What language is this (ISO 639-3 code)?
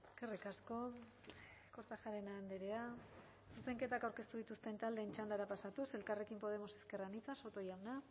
eus